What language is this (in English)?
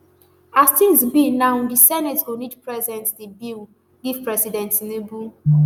Nigerian Pidgin